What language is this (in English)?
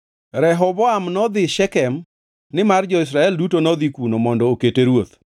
Luo (Kenya and Tanzania)